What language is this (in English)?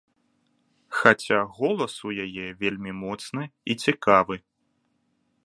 Belarusian